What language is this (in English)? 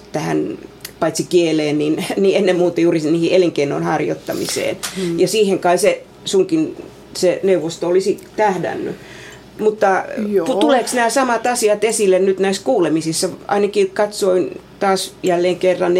Finnish